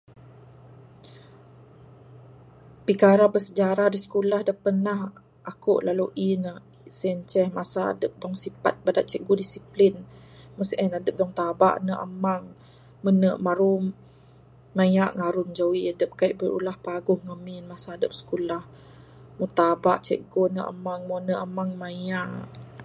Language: Bukar-Sadung Bidayuh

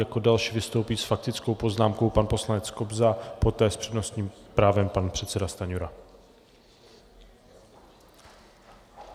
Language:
Czech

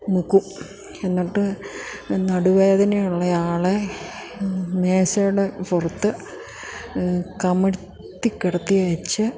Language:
Malayalam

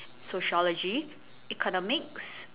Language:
English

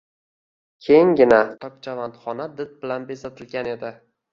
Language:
Uzbek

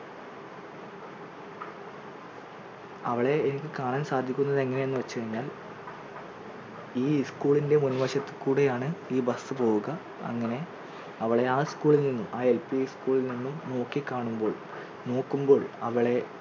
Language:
Malayalam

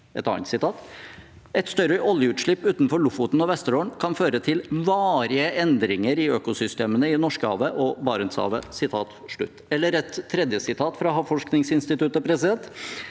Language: Norwegian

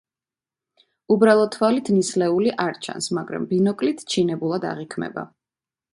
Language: Georgian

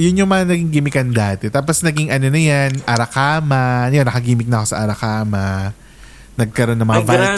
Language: Filipino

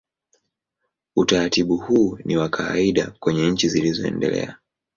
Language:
Swahili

